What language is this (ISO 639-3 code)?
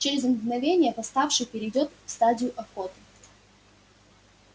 rus